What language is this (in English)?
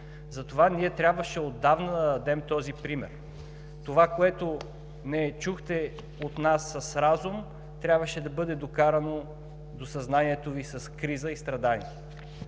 Bulgarian